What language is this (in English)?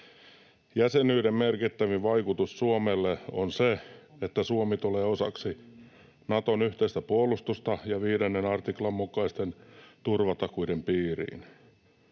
Finnish